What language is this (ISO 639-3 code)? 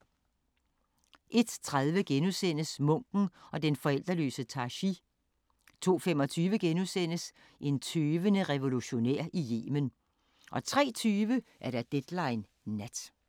dan